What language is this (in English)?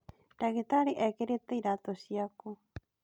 Kikuyu